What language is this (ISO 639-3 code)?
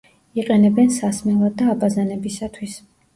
kat